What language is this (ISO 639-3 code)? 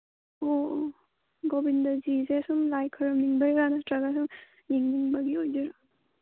mni